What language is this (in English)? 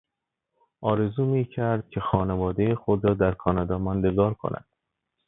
Persian